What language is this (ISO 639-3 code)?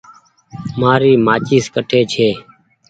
gig